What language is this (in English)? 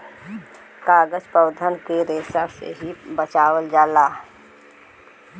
Bhojpuri